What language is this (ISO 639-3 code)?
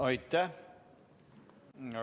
est